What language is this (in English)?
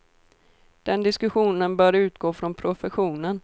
Swedish